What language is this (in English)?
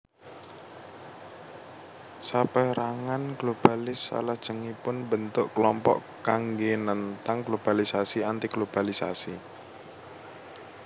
Javanese